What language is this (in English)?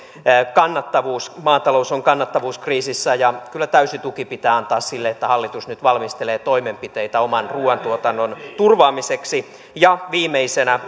Finnish